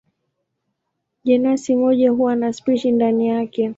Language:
Swahili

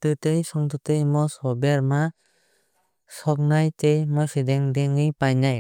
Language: Kok Borok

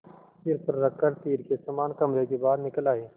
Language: Hindi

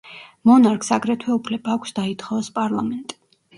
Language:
Georgian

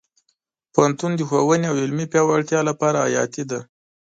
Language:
Pashto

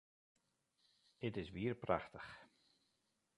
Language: Western Frisian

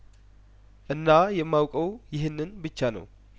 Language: Amharic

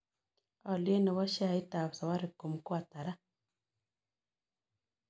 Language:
Kalenjin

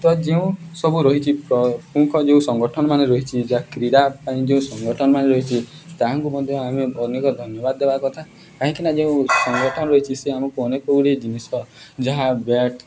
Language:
Odia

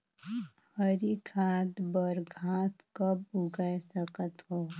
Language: Chhattisgarhi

